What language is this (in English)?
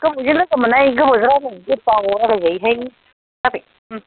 Bodo